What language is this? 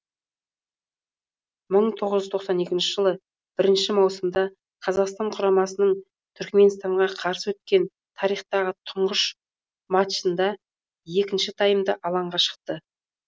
Kazakh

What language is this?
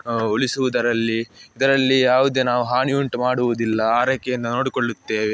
Kannada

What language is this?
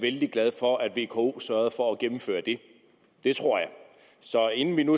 Danish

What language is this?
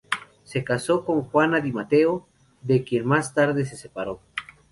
Spanish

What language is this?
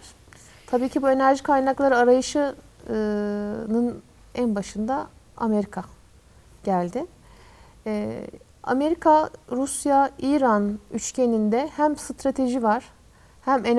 Turkish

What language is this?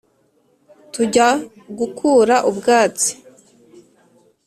Kinyarwanda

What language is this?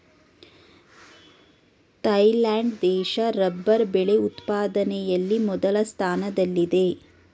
Kannada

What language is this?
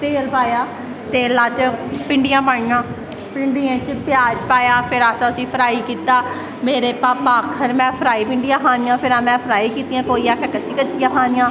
Dogri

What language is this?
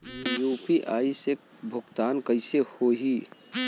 Bhojpuri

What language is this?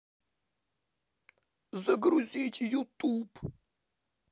Russian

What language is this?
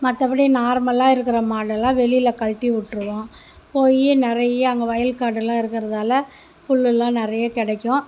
Tamil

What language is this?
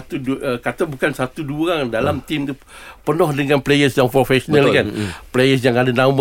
Malay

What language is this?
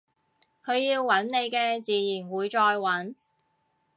Cantonese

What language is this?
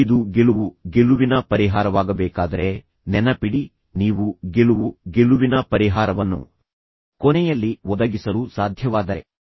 Kannada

